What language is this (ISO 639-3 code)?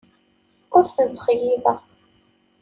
kab